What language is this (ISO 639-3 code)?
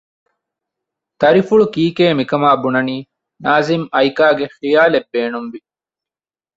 div